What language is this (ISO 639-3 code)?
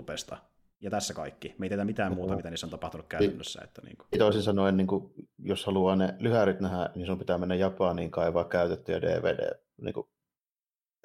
fin